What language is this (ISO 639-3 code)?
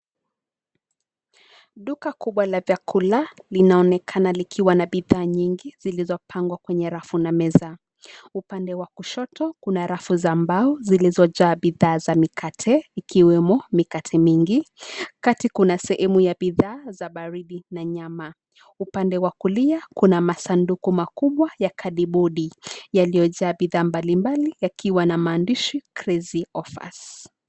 swa